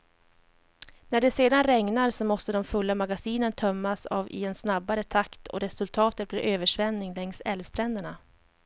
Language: Swedish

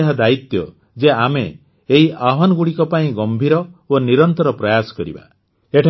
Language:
Odia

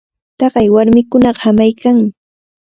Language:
Cajatambo North Lima Quechua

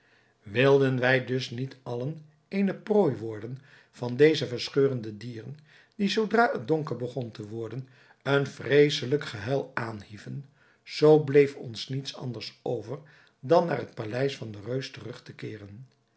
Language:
Dutch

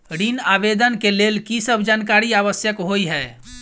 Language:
Maithili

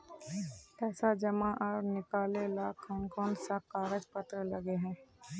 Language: Magahi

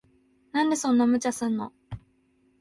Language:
Japanese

